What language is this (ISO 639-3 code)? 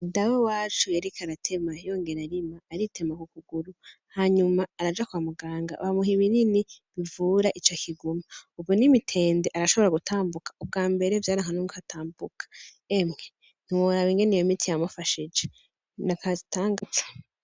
run